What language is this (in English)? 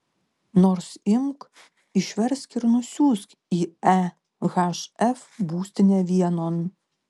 Lithuanian